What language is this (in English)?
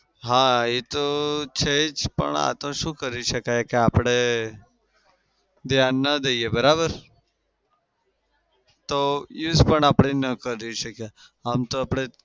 Gujarati